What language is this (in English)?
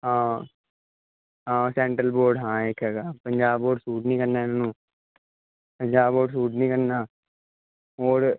Punjabi